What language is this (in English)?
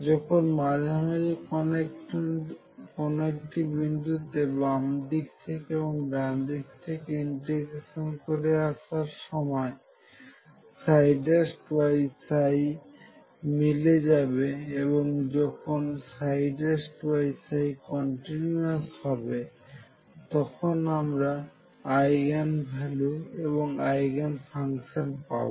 Bangla